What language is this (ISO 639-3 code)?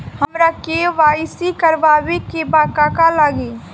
bho